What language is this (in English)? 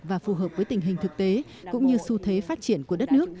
Vietnamese